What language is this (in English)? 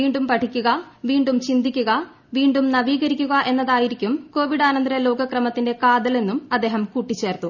Malayalam